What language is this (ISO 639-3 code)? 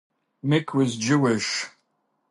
eng